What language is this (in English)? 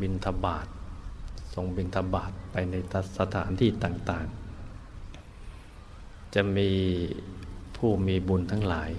Thai